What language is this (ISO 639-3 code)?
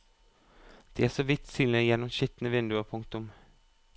nor